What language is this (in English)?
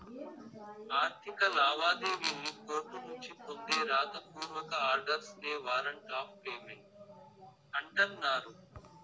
Telugu